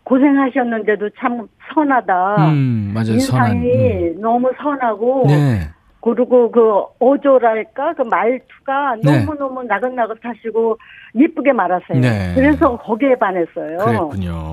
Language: Korean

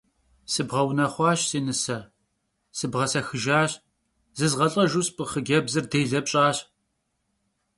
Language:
Kabardian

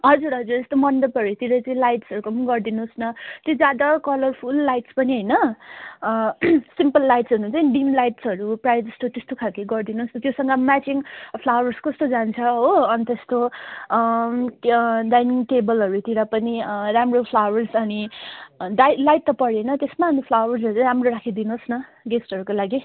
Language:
Nepali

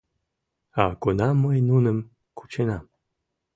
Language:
Mari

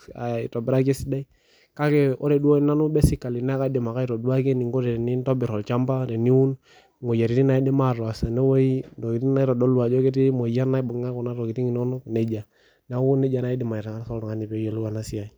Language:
Masai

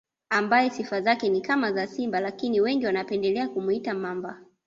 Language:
Swahili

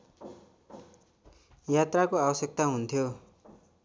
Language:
Nepali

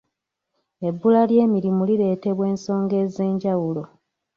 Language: Ganda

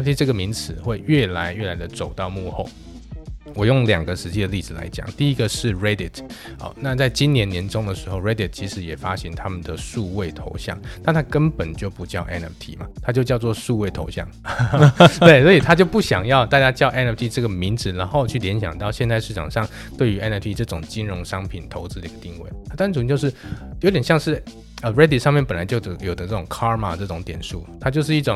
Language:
Chinese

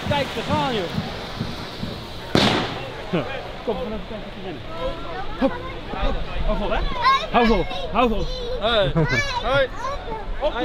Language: Dutch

